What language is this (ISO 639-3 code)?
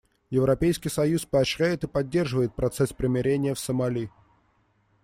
rus